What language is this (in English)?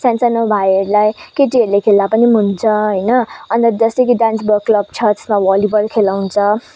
Nepali